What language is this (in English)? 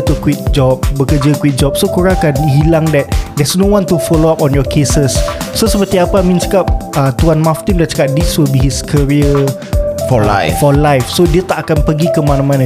Malay